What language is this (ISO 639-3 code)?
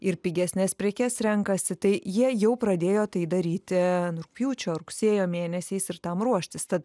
lit